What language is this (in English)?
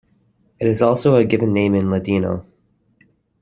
English